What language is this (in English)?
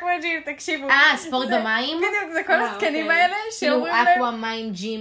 Hebrew